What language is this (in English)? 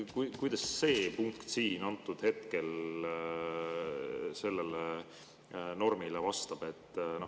Estonian